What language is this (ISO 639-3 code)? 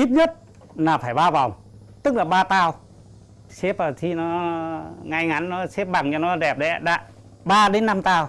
vie